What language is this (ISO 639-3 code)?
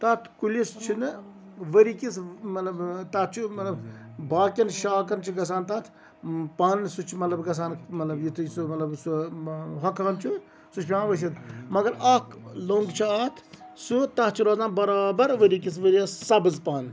kas